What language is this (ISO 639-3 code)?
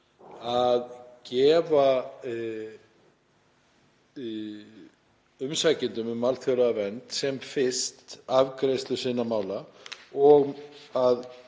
isl